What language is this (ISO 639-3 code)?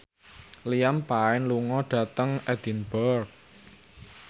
jav